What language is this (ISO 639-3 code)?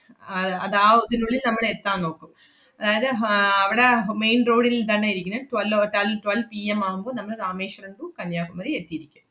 mal